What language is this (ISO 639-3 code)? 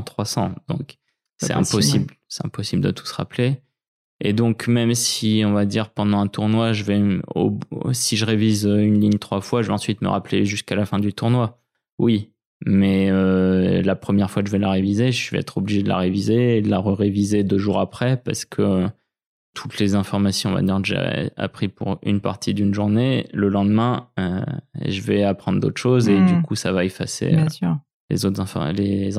fra